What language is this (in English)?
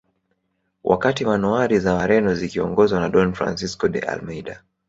Swahili